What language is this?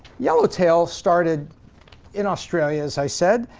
English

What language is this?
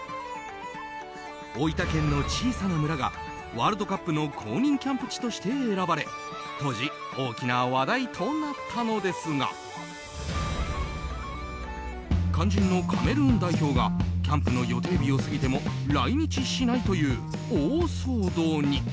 Japanese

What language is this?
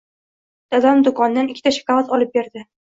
Uzbek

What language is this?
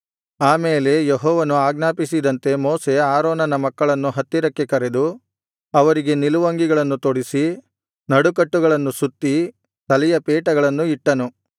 Kannada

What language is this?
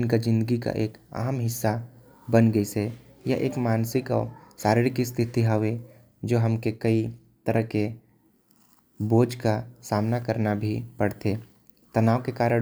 Korwa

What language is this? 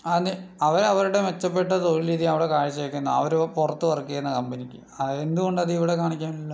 Malayalam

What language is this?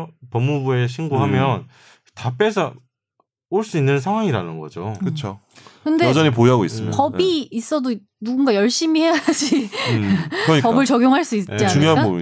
Korean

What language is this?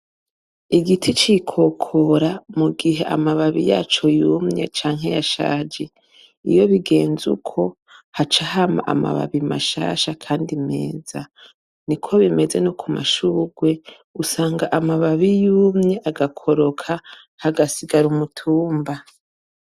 Rundi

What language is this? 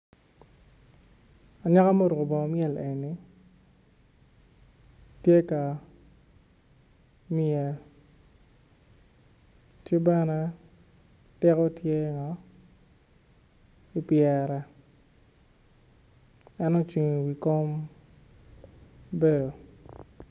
Acoli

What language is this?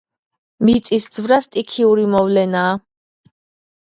Georgian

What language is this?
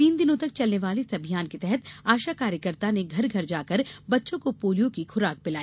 Hindi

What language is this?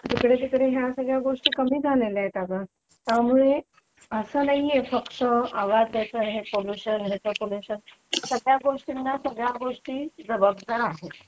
Marathi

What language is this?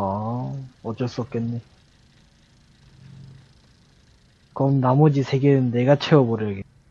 Korean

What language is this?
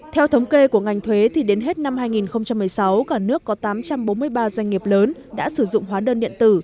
Vietnamese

